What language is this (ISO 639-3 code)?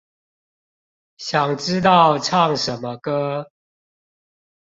zho